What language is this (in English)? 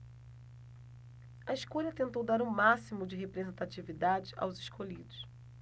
Portuguese